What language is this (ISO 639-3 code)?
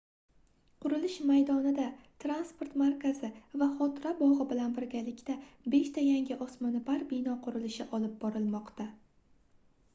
uzb